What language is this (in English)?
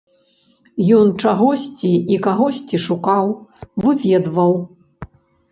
Belarusian